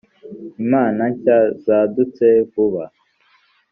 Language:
Kinyarwanda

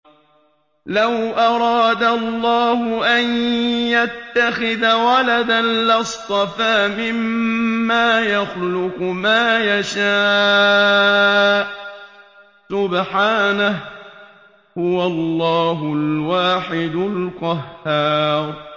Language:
Arabic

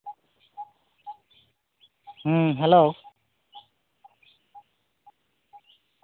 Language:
Santali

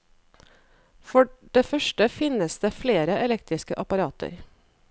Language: Norwegian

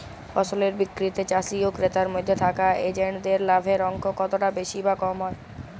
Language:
Bangla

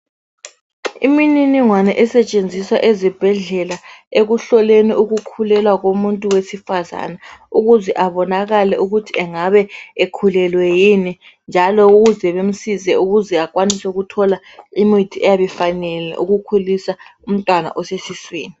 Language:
North Ndebele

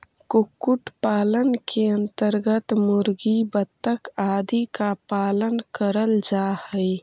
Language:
Magahi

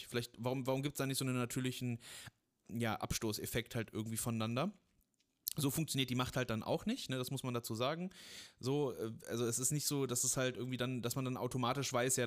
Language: German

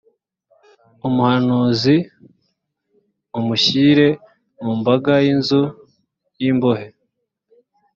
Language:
Kinyarwanda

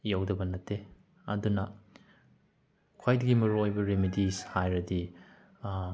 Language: Manipuri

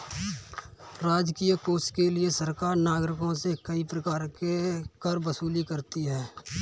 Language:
Hindi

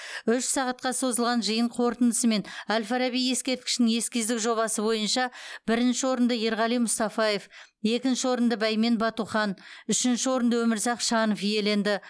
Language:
Kazakh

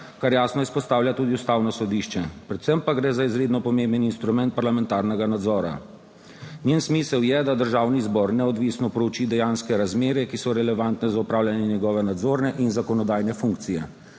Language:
Slovenian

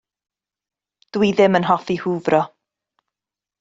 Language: Welsh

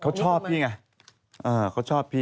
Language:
Thai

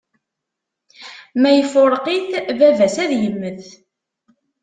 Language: Kabyle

